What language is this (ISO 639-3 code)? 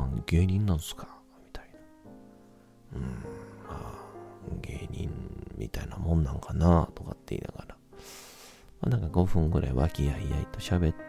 jpn